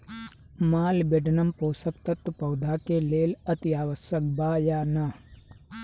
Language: Bhojpuri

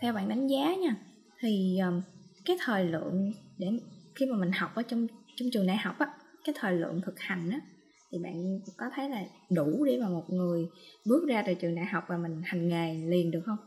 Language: Vietnamese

